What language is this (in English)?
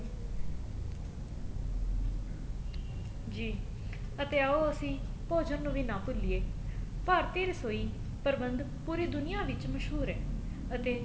Punjabi